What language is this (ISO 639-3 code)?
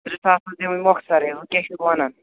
kas